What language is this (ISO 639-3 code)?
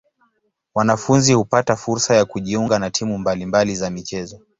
swa